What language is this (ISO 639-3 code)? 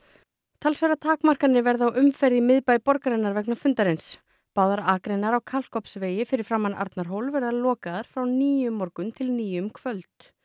isl